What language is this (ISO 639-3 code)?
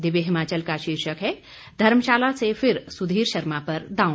hin